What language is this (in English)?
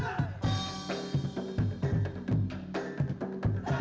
Indonesian